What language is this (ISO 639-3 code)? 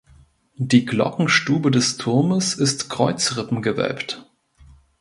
deu